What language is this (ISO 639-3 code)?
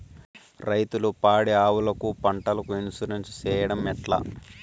tel